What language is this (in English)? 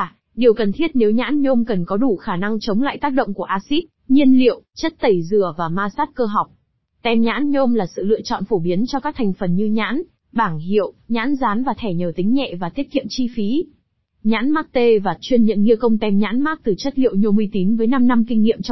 Vietnamese